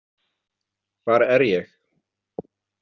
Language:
Icelandic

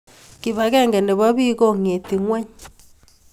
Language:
Kalenjin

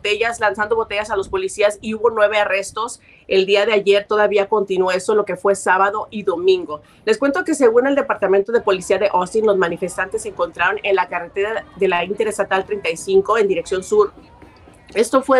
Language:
Spanish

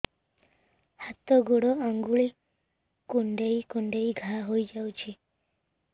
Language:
Odia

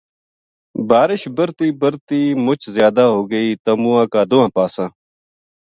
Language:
Gujari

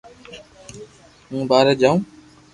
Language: Loarki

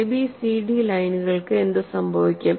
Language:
Malayalam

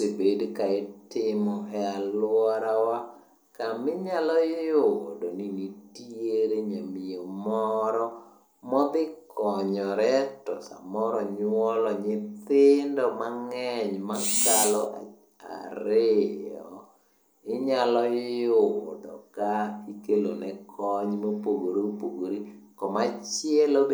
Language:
Luo (Kenya and Tanzania)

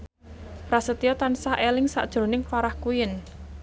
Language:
Javanese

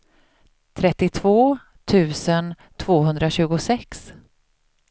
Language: Swedish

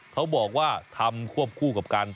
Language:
Thai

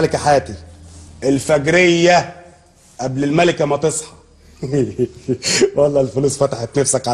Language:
Arabic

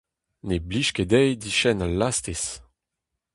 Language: Breton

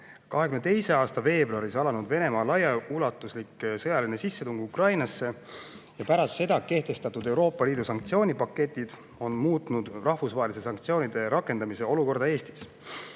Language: Estonian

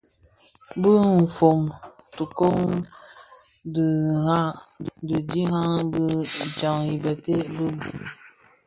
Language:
Bafia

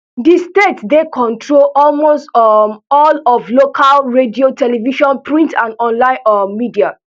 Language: Nigerian Pidgin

